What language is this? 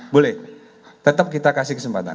Indonesian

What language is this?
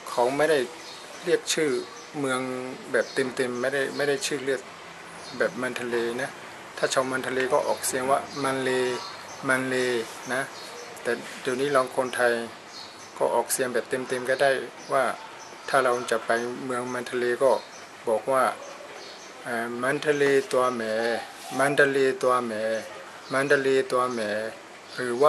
Thai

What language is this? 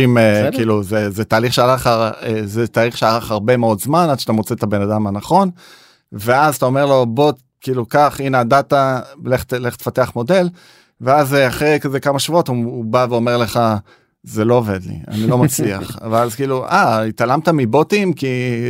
Hebrew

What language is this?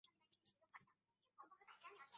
Chinese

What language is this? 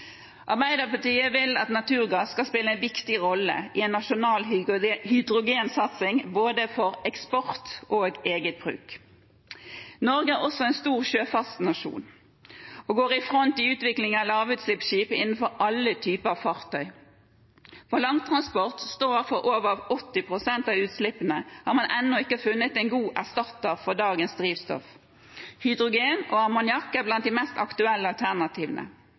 Norwegian Bokmål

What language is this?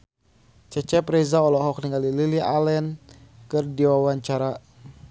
Sundanese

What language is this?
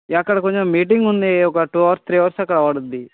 Telugu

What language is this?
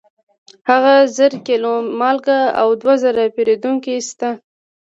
Pashto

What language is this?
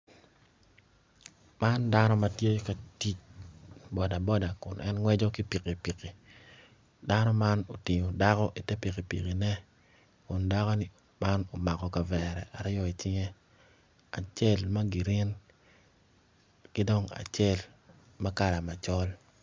Acoli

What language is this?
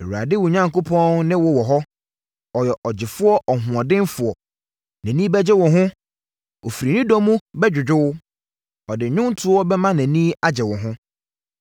Akan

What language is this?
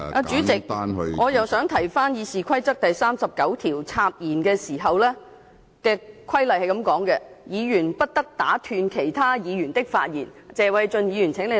Cantonese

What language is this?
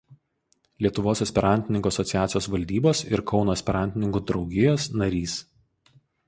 Lithuanian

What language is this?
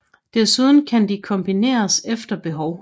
Danish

